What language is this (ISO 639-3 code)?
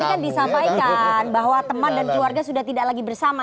ind